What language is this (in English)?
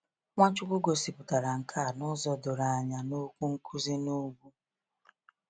Igbo